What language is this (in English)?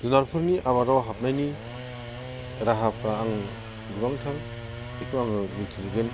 Bodo